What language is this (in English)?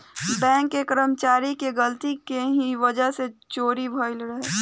Bhojpuri